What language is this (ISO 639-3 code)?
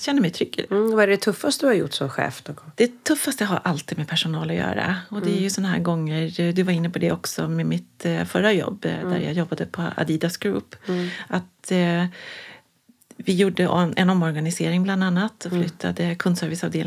swe